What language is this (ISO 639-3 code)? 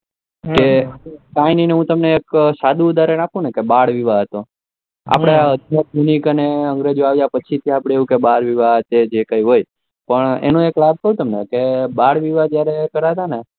guj